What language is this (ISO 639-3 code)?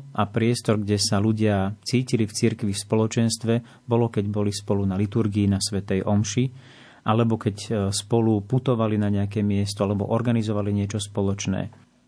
slk